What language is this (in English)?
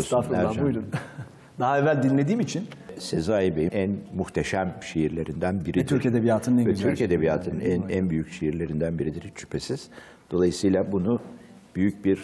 Turkish